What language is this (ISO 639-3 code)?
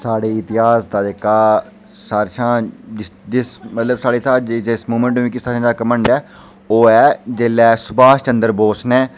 doi